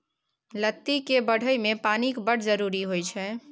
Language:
Maithili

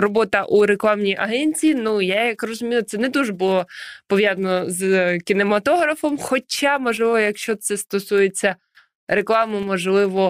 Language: Ukrainian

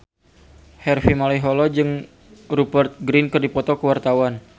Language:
Sundanese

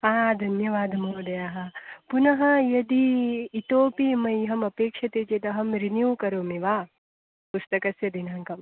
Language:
Sanskrit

